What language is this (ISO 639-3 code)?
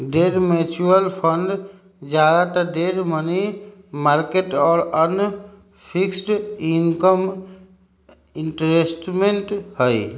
mag